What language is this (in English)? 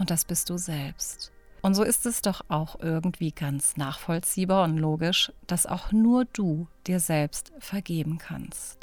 German